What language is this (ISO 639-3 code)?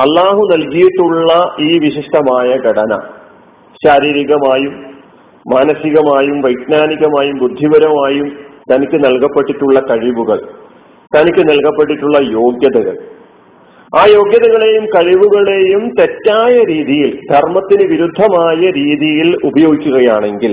mal